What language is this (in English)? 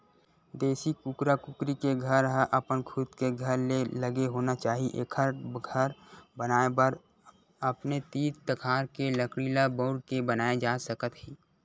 Chhattisgarhi